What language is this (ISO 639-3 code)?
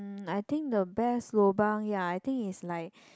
eng